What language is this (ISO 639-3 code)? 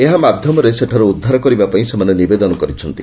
ori